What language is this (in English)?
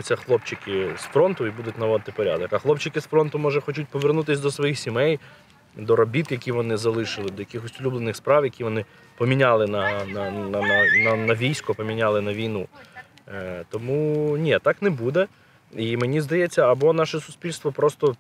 Ukrainian